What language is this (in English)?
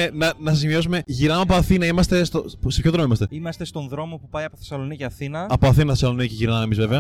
Greek